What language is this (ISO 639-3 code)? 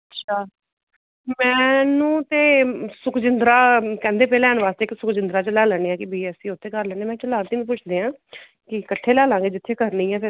pan